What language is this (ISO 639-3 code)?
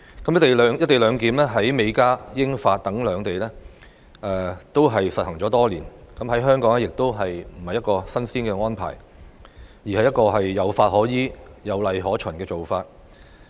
yue